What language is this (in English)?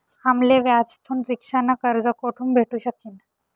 Marathi